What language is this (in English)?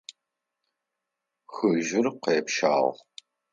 Adyghe